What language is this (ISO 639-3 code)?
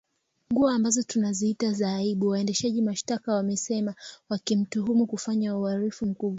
swa